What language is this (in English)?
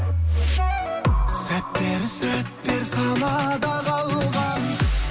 Kazakh